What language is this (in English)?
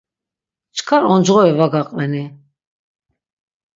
Laz